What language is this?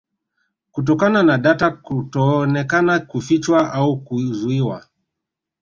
Swahili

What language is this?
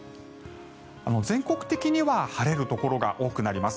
Japanese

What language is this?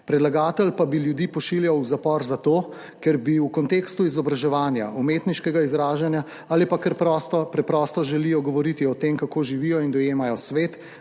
Slovenian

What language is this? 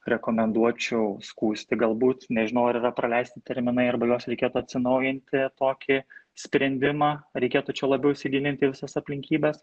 Lithuanian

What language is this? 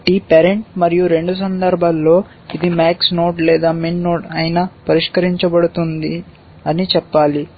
Telugu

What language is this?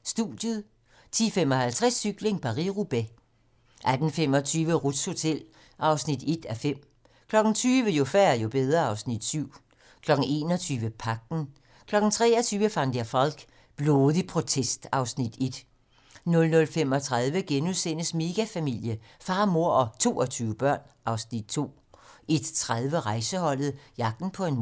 Danish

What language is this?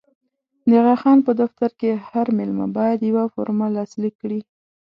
Pashto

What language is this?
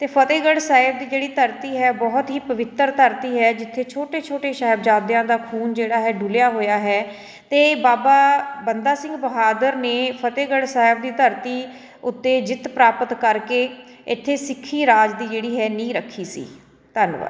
Punjabi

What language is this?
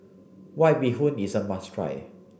English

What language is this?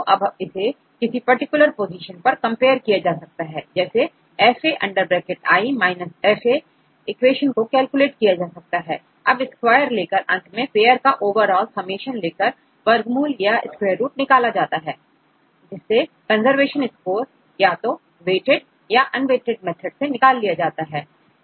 Hindi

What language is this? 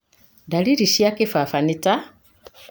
Kikuyu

